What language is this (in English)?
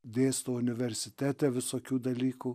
Lithuanian